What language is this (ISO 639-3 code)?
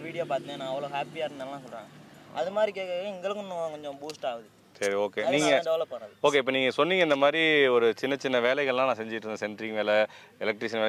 kor